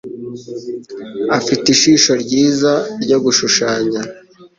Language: Kinyarwanda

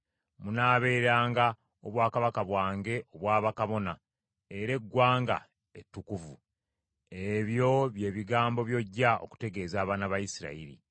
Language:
Ganda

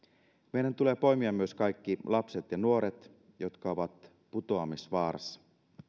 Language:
Finnish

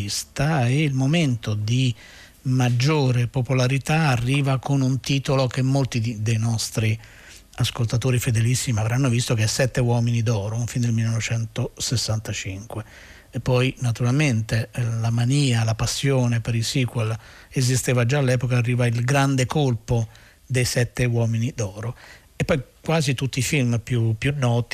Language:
Italian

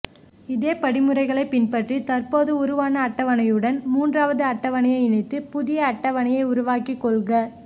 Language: Tamil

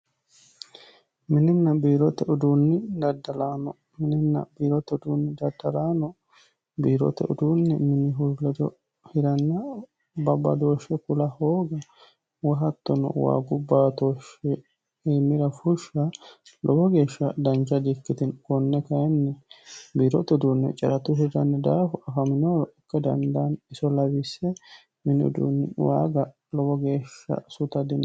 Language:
Sidamo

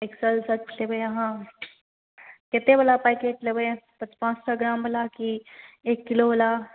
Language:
Maithili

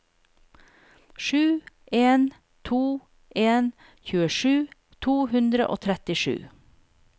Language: Norwegian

